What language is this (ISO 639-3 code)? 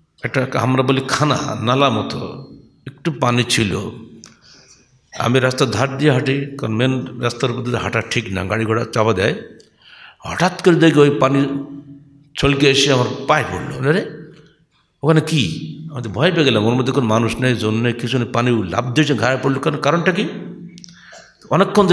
ara